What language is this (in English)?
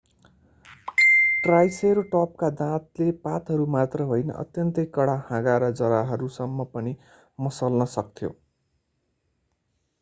Nepali